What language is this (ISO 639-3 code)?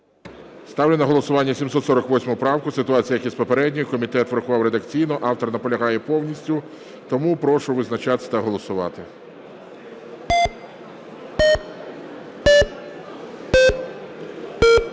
ukr